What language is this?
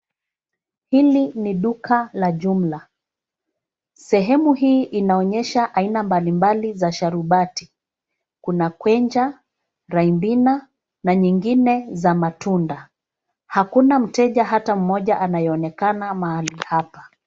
Swahili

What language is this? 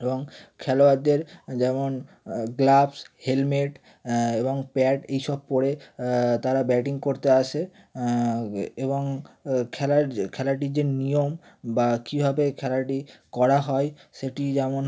Bangla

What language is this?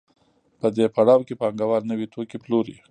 Pashto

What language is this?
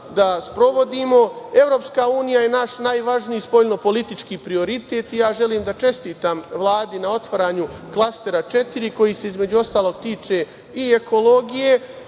Serbian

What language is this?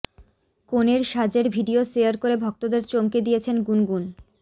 Bangla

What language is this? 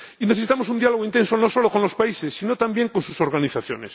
Spanish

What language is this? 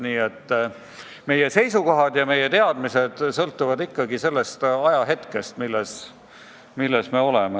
Estonian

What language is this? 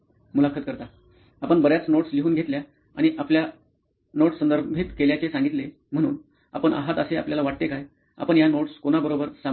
Marathi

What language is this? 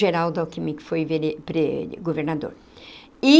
Portuguese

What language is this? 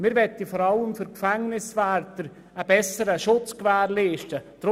Swiss German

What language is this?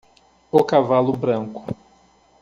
Portuguese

